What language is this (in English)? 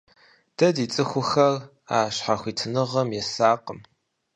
Kabardian